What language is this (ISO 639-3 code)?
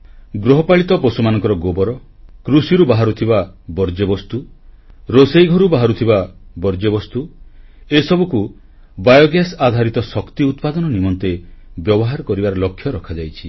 ori